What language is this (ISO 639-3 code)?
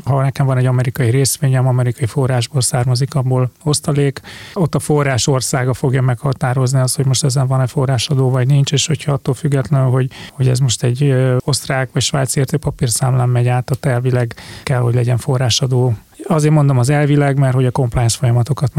hun